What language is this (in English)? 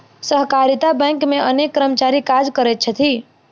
Maithili